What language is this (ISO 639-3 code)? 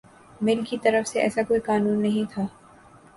urd